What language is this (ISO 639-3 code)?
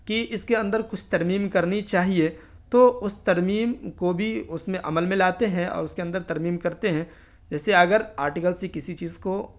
urd